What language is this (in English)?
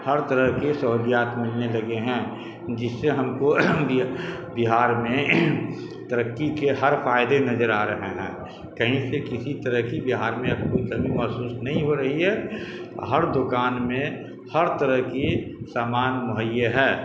Urdu